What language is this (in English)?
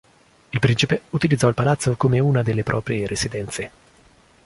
Italian